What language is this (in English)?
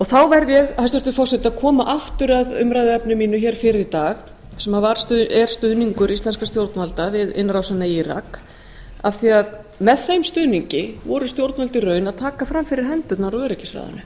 Icelandic